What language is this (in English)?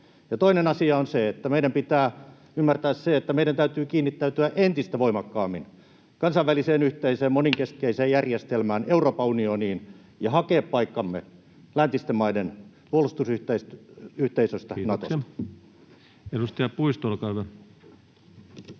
Finnish